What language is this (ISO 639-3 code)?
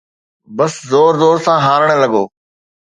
snd